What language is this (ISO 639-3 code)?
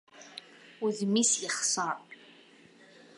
kab